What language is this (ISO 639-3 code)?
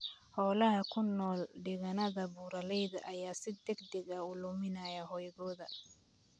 som